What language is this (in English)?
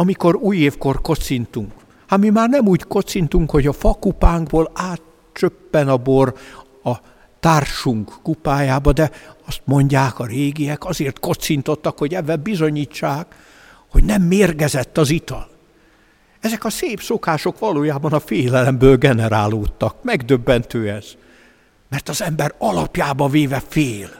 Hungarian